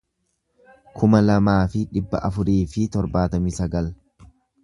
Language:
Oromo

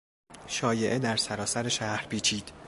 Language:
Persian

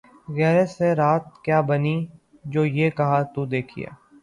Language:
Urdu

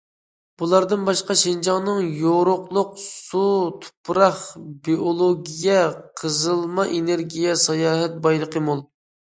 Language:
Uyghur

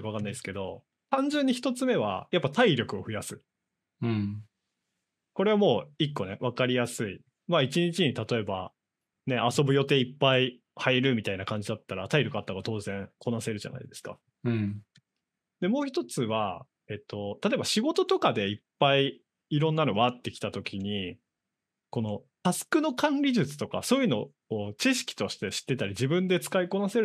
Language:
Japanese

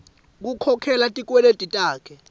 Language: Swati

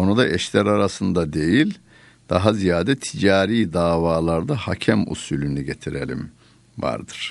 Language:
Turkish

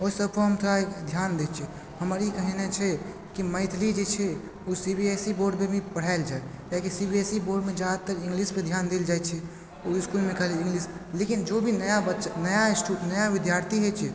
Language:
Maithili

